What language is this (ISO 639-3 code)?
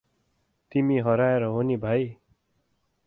nep